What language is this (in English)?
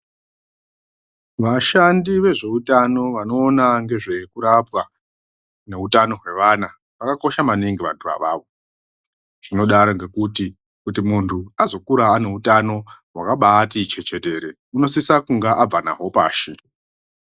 Ndau